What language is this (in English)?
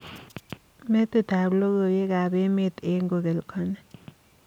Kalenjin